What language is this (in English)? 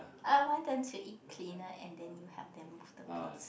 English